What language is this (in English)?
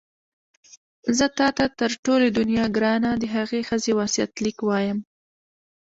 Pashto